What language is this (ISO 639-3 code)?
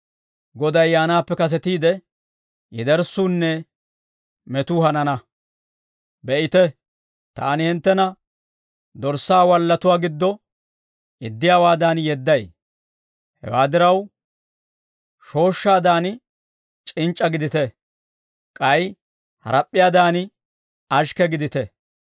dwr